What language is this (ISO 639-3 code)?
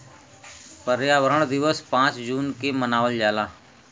bho